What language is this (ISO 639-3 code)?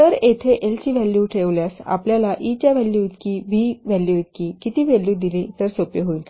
mar